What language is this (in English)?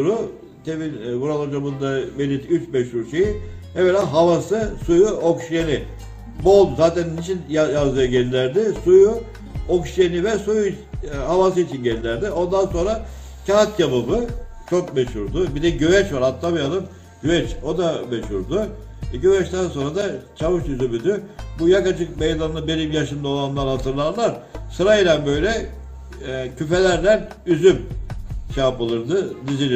Turkish